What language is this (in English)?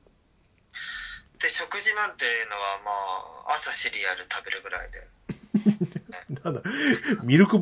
Japanese